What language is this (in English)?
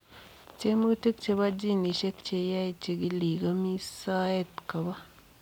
Kalenjin